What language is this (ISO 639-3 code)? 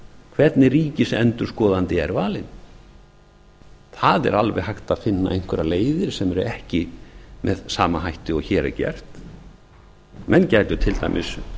isl